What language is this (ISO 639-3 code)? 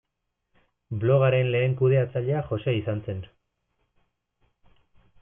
eus